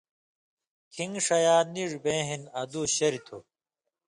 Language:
Indus Kohistani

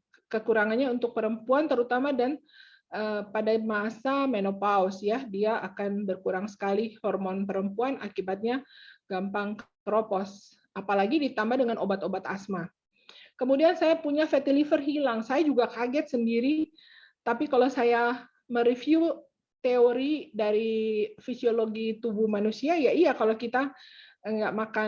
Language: Indonesian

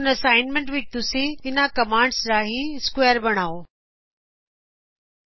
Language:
Punjabi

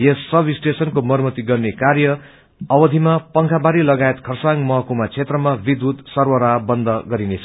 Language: Nepali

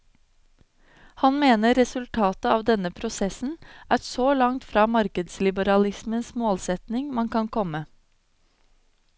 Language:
Norwegian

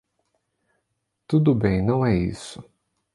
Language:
Portuguese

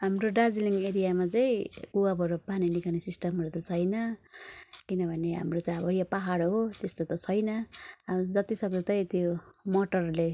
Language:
Nepali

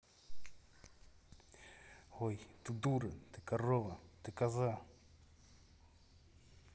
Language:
Russian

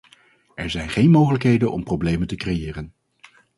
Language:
Dutch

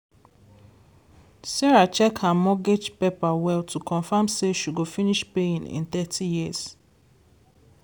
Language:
Nigerian Pidgin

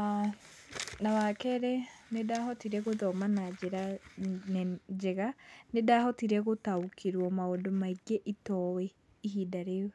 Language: Kikuyu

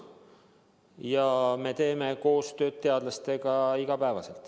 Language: Estonian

